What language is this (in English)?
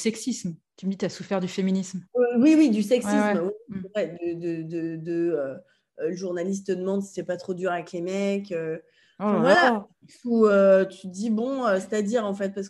French